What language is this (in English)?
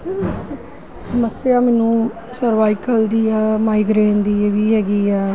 Punjabi